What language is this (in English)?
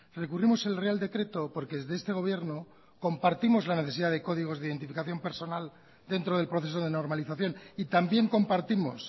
Spanish